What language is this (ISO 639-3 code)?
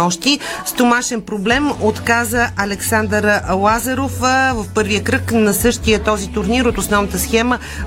bul